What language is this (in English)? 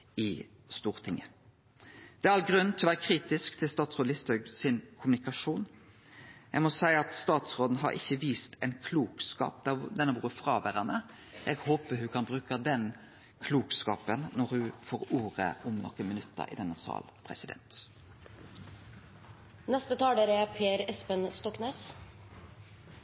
Norwegian Nynorsk